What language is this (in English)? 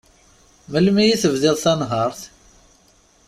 Kabyle